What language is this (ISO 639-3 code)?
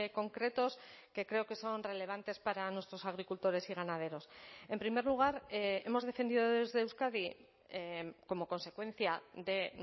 spa